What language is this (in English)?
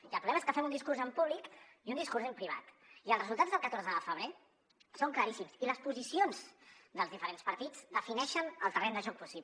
Catalan